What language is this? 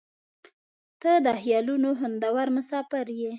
Pashto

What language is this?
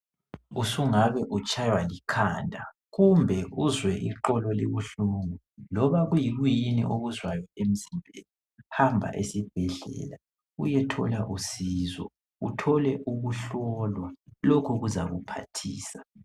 North Ndebele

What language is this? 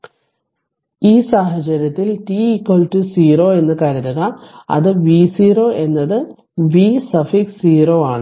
Malayalam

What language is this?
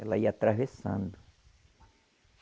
Portuguese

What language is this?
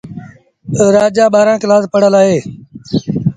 Sindhi Bhil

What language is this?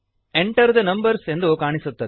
Kannada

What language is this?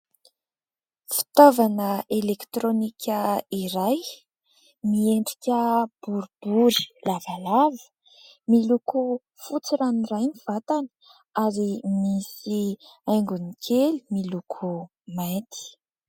Malagasy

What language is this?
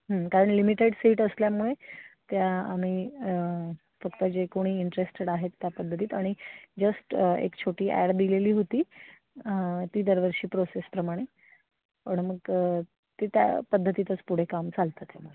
Marathi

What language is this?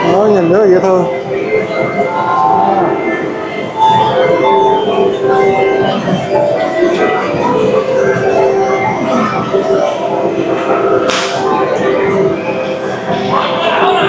Vietnamese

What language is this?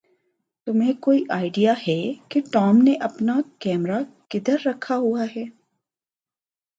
Urdu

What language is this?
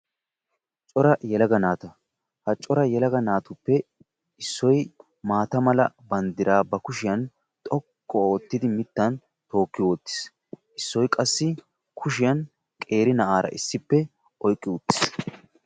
Wolaytta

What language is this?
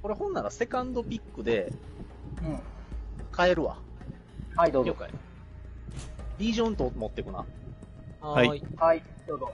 Japanese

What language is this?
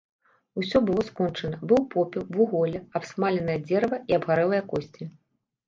Belarusian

